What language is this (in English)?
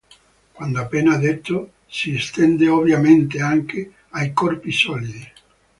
Italian